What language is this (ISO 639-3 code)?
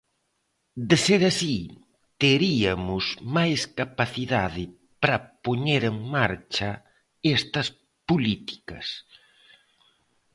glg